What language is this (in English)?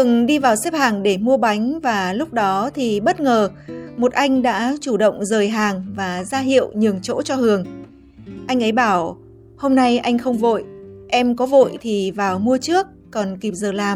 Vietnamese